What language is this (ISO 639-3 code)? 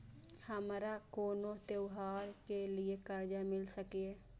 mai